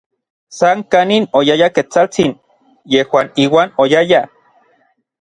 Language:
Orizaba Nahuatl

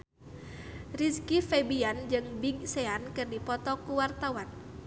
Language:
Sundanese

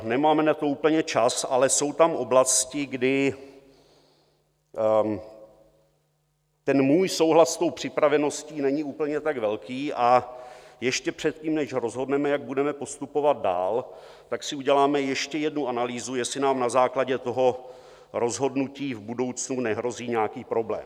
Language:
Czech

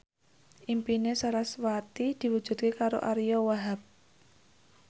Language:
Javanese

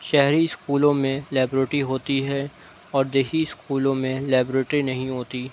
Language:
Urdu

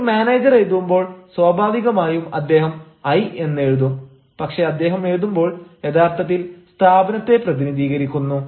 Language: Malayalam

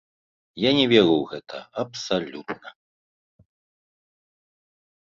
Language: Belarusian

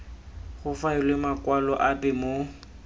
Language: Tswana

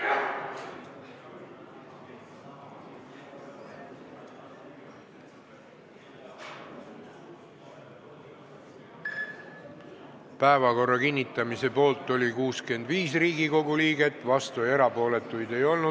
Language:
Estonian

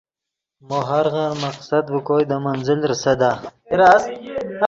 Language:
Yidgha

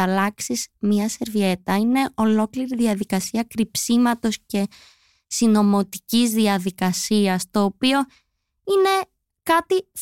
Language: Greek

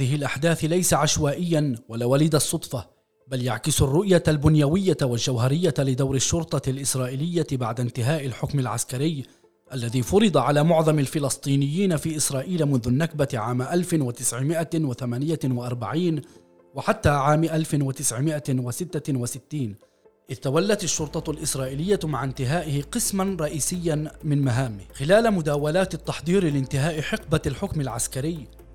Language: Arabic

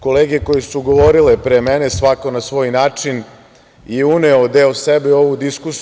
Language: Serbian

